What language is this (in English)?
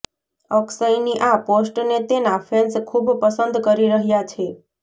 Gujarati